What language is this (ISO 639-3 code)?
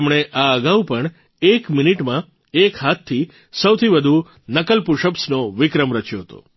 guj